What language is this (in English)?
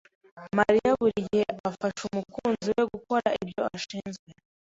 Kinyarwanda